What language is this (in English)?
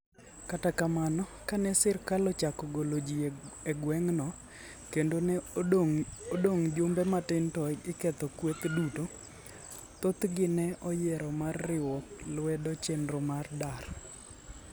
Luo (Kenya and Tanzania)